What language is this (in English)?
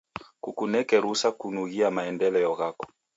Taita